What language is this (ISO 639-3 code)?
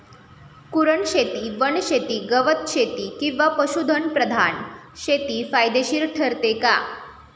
mar